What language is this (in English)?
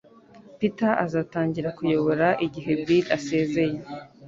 Kinyarwanda